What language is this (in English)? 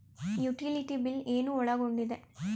Kannada